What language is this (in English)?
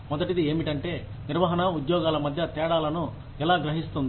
Telugu